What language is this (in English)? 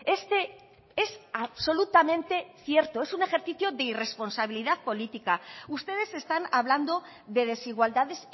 Spanish